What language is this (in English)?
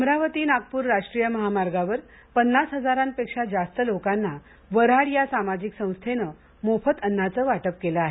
Marathi